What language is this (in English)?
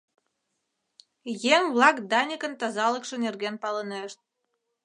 Mari